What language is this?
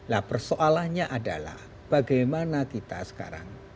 Indonesian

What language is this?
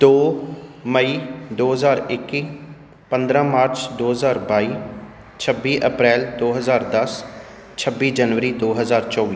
Punjabi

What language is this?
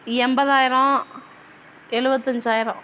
Tamil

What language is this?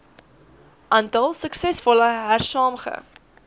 Afrikaans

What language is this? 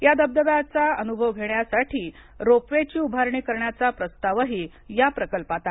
Marathi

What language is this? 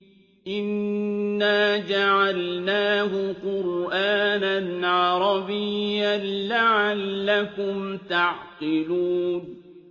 Arabic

